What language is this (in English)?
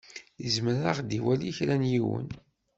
Kabyle